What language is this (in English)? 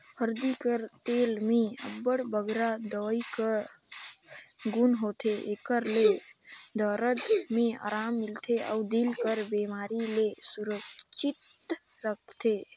Chhattisgarhi